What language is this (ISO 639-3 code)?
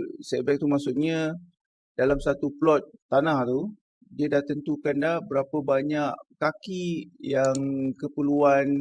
msa